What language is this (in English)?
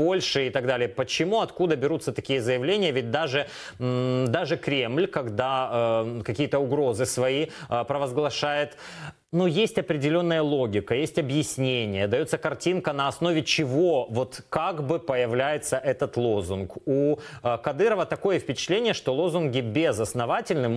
Russian